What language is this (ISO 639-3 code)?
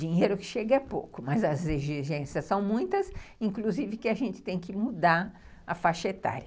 por